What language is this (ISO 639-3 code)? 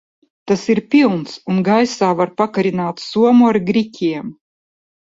lav